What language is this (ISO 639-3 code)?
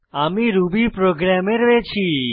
ben